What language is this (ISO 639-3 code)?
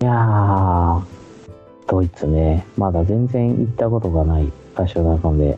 jpn